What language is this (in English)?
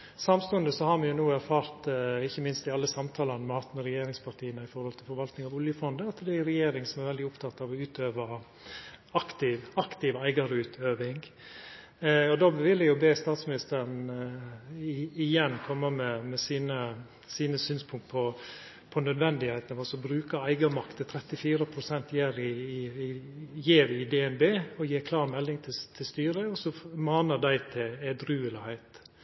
Norwegian Nynorsk